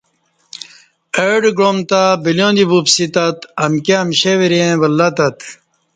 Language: Kati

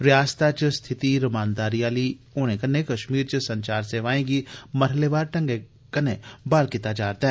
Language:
Dogri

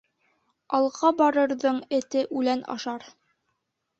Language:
Bashkir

